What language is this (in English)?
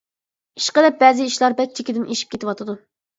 Uyghur